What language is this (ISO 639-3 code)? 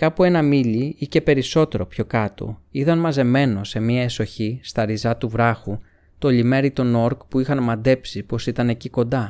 ell